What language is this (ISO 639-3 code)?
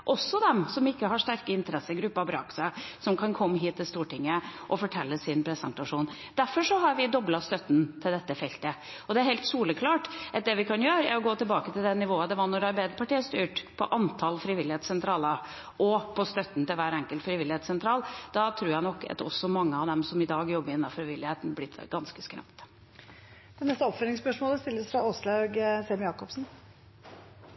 nob